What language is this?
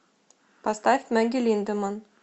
Russian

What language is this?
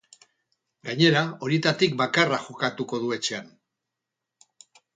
Basque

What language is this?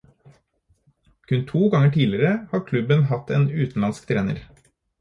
Norwegian Bokmål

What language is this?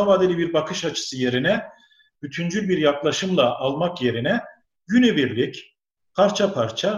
Turkish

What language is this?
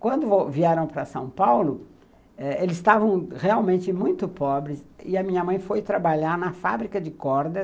Portuguese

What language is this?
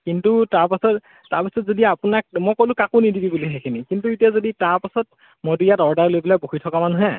Assamese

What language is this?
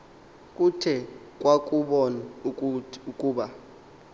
Xhosa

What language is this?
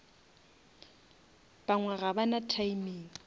Northern Sotho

